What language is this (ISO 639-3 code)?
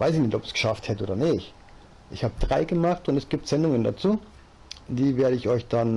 deu